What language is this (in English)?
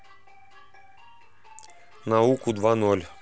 Russian